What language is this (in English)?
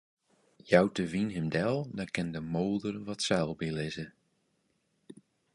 Western Frisian